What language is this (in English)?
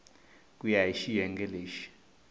Tsonga